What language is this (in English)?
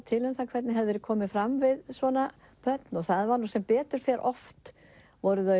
Icelandic